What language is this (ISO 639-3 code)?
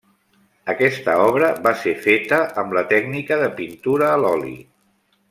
cat